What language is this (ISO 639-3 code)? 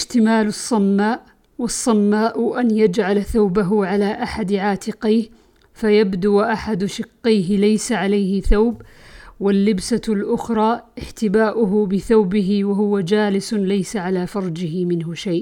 ara